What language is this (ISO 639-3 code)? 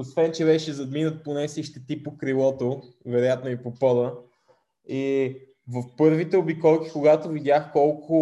bul